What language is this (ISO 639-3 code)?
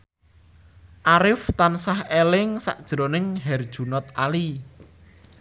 jav